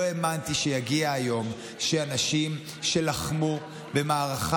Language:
Hebrew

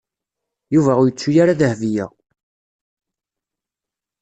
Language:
Kabyle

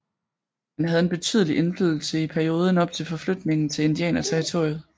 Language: Danish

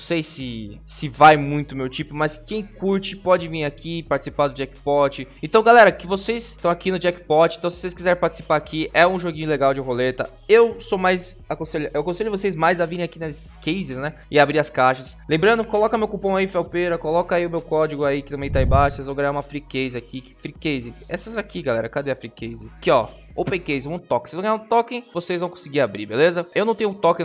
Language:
Portuguese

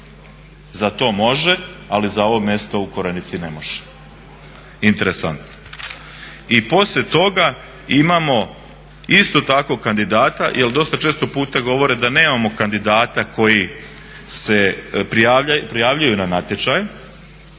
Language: Croatian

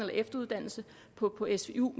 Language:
Danish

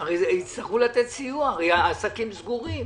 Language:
Hebrew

